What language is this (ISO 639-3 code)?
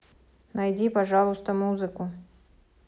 rus